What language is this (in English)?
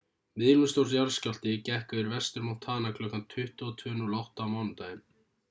Icelandic